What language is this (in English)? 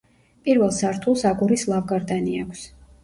Georgian